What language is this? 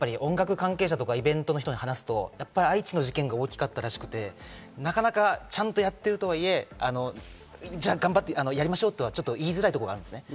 Japanese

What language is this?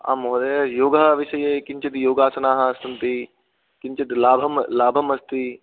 Sanskrit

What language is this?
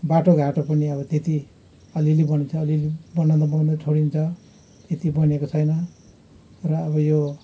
Nepali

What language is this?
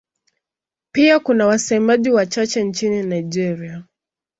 Swahili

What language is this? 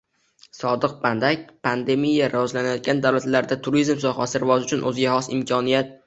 Uzbek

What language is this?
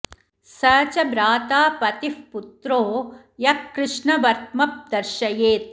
Sanskrit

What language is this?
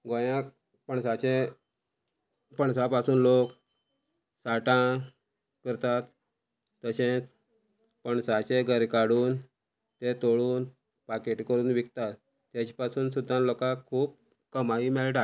Konkani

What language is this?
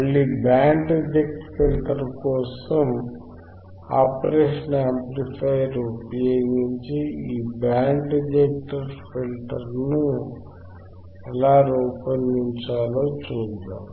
Telugu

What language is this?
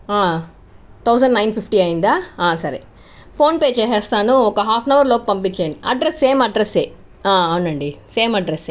Telugu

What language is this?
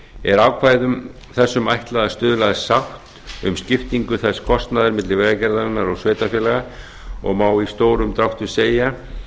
Icelandic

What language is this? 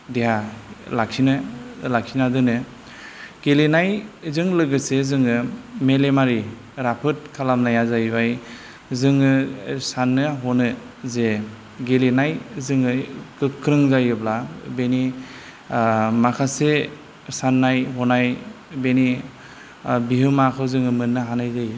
Bodo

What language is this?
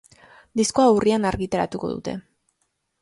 Basque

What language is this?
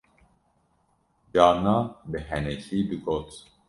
Kurdish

